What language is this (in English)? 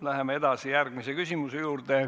Estonian